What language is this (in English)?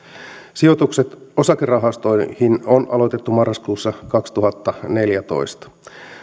Finnish